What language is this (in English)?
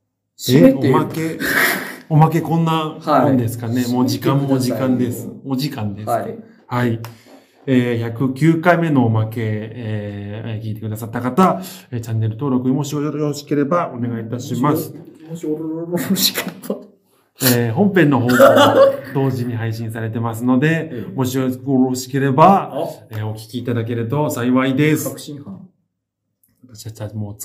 Japanese